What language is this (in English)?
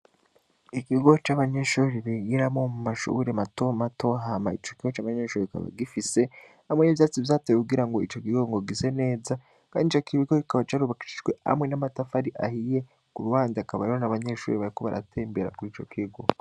Rundi